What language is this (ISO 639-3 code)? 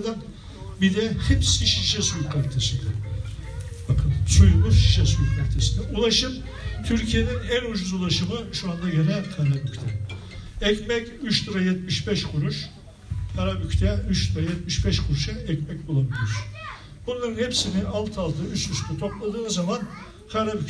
tur